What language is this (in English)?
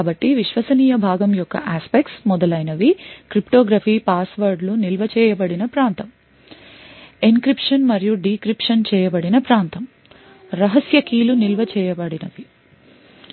Telugu